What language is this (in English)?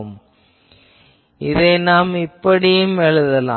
Tamil